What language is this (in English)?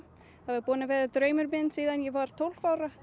Icelandic